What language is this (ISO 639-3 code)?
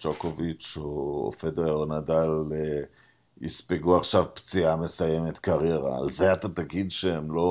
heb